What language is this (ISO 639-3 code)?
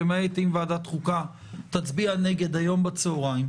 heb